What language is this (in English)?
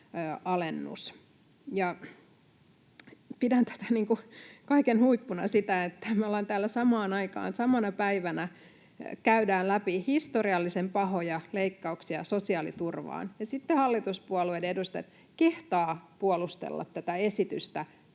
Finnish